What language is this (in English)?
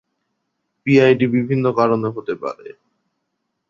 Bangla